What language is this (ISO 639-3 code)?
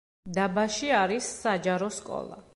kat